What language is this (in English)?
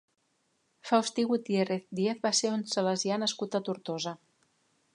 Catalan